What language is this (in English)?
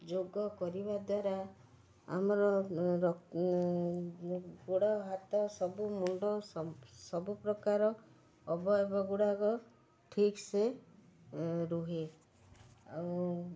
Odia